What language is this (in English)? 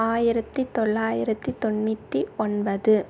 Tamil